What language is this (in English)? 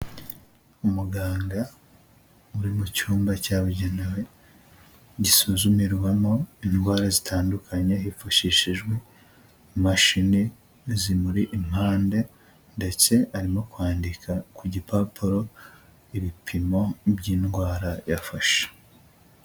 Kinyarwanda